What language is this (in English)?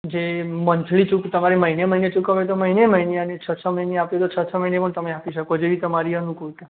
Gujarati